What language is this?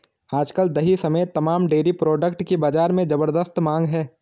Hindi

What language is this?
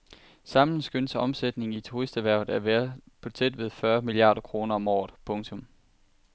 Danish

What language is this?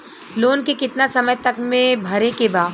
Bhojpuri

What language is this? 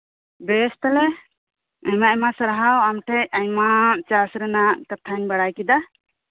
Santali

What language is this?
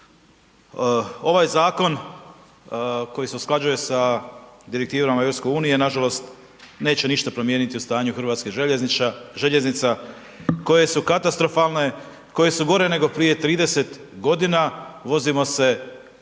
Croatian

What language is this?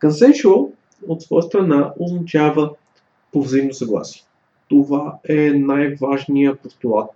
Bulgarian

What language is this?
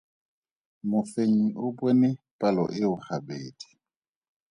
Tswana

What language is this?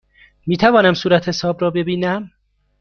Persian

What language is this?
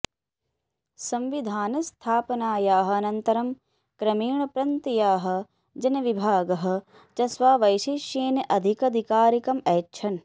Sanskrit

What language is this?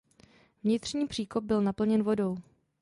Czech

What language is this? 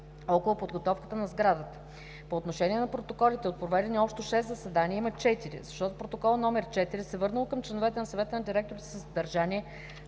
Bulgarian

